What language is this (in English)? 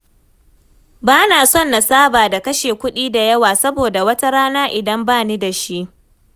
Hausa